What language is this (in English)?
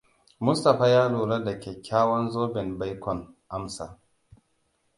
Hausa